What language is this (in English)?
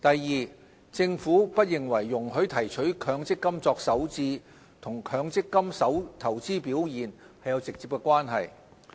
Cantonese